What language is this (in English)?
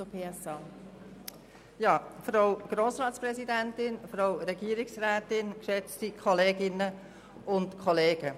Swiss German